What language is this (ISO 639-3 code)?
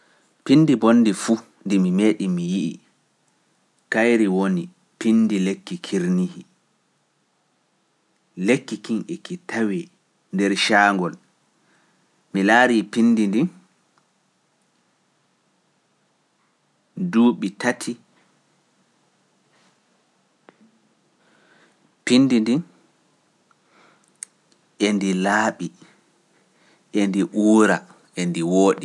fuf